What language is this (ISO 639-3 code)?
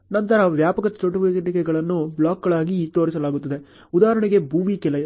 kan